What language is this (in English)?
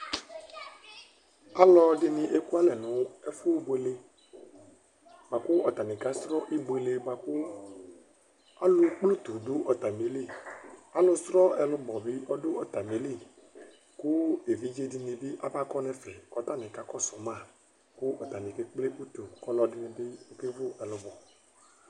Ikposo